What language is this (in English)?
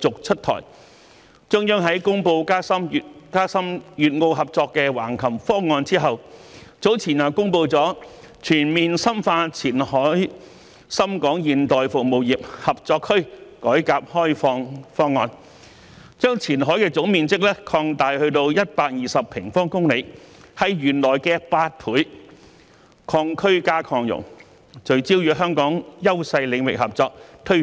Cantonese